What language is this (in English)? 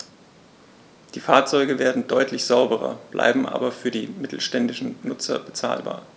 German